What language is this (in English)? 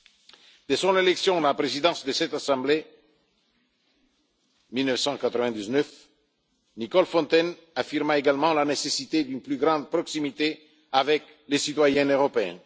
French